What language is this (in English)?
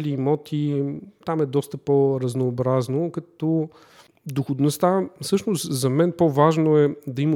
Bulgarian